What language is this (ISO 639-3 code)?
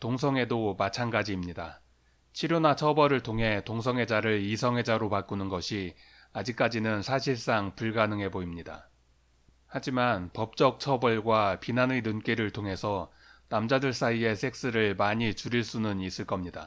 kor